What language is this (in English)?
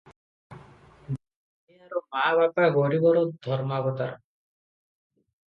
Odia